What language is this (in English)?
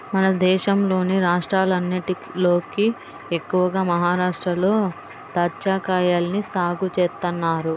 Telugu